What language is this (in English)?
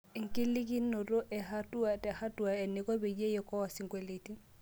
Masai